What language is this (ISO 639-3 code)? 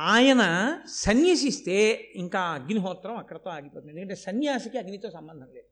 tel